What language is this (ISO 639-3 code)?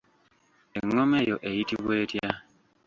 lug